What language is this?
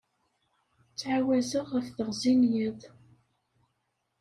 Kabyle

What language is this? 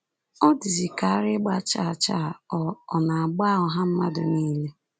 Igbo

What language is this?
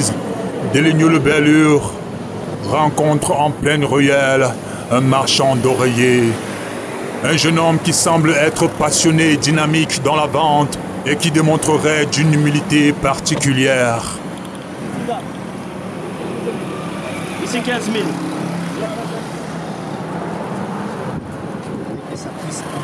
French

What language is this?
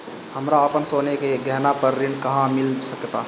Bhojpuri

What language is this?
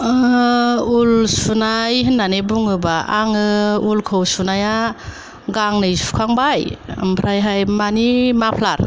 Bodo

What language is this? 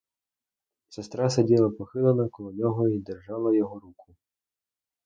Ukrainian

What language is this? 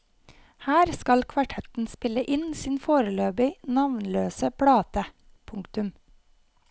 Norwegian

